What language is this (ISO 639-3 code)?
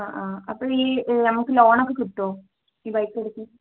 mal